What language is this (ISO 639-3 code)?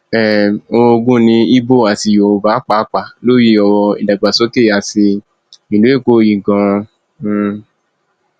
yor